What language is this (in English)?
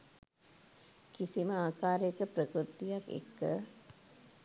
Sinhala